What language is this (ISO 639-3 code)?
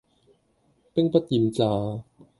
yue